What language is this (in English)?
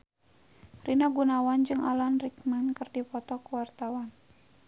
Sundanese